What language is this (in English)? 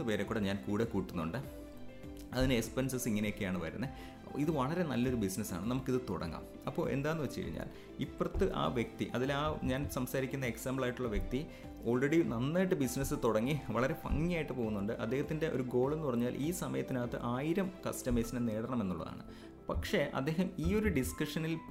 Malayalam